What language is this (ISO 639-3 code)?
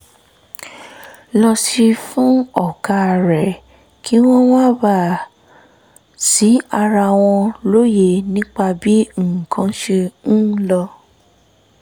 yor